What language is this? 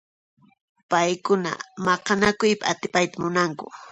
Puno Quechua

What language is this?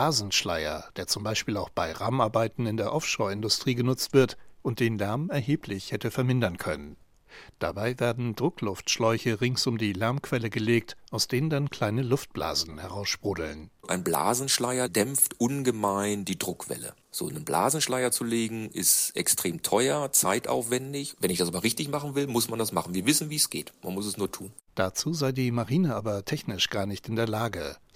German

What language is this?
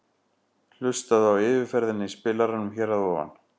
Icelandic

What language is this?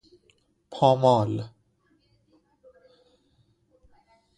Persian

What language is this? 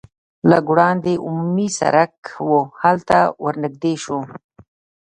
Pashto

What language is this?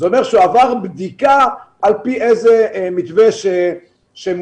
Hebrew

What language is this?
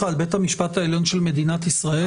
Hebrew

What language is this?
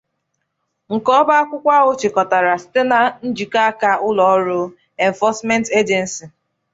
Igbo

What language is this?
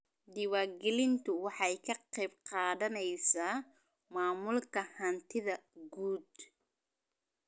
Somali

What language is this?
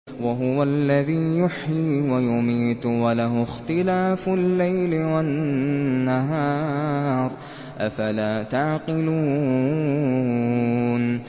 Arabic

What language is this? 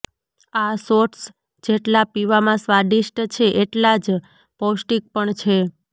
Gujarati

